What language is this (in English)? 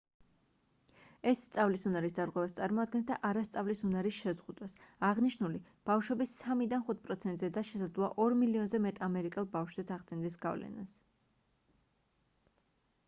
Georgian